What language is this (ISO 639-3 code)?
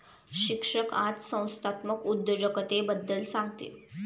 mar